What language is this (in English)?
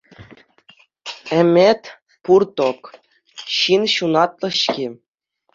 Chuvash